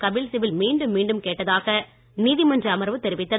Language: Tamil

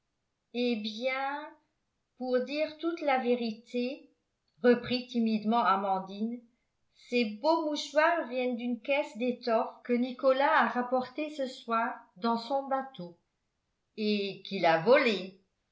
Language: French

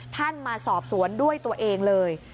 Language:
Thai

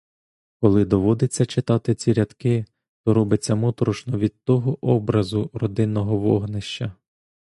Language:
Ukrainian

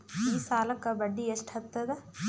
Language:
Kannada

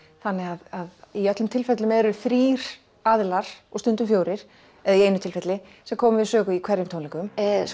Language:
Icelandic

